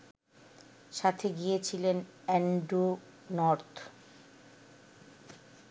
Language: Bangla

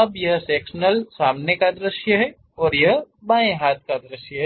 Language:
Hindi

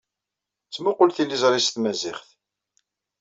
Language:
Kabyle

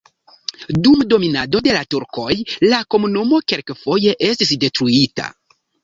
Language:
Esperanto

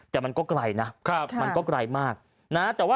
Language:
Thai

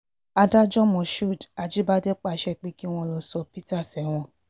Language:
Yoruba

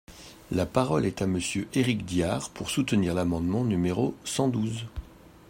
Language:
French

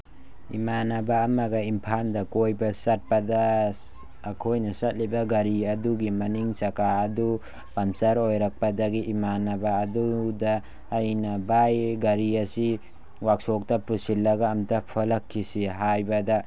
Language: Manipuri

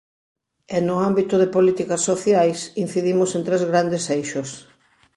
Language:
Galician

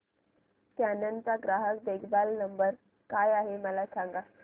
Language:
Marathi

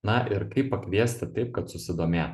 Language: Lithuanian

